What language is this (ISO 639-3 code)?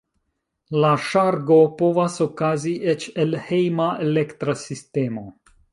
epo